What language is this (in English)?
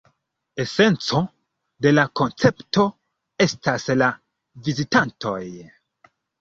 Esperanto